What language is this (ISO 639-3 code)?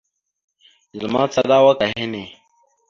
mxu